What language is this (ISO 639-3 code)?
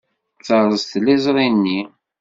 kab